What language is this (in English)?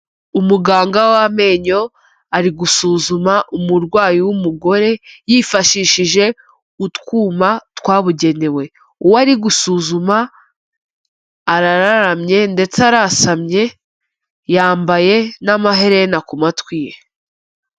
Kinyarwanda